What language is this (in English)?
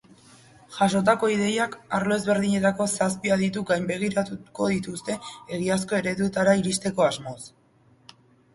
Basque